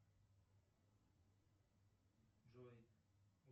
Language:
Russian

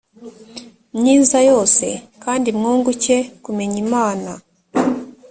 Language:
Kinyarwanda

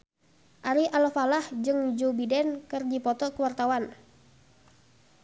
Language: Sundanese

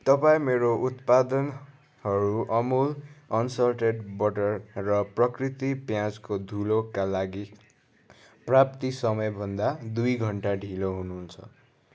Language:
Nepali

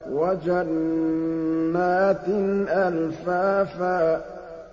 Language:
Arabic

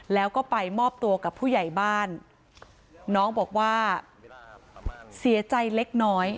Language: Thai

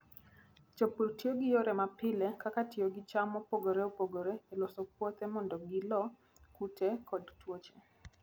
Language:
Luo (Kenya and Tanzania)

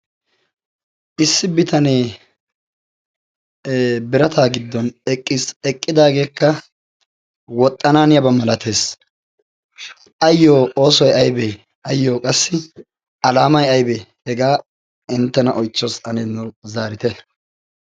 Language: Wolaytta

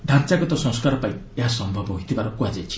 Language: Odia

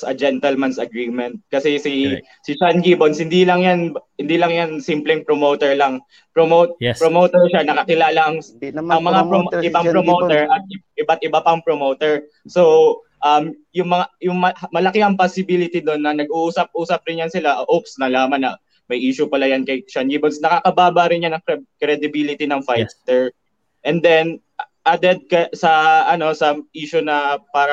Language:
Filipino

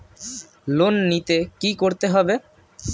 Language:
Bangla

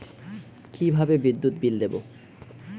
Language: Bangla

